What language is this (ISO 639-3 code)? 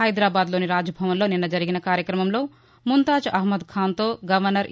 tel